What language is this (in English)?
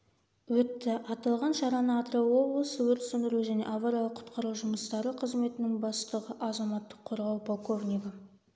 Kazakh